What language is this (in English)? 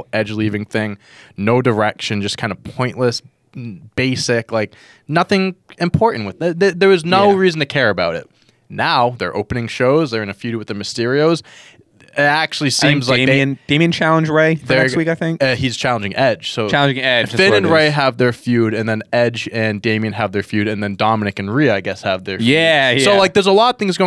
English